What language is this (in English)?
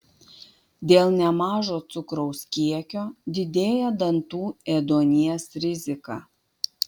Lithuanian